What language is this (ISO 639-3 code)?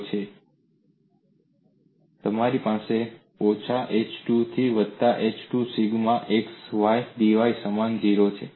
guj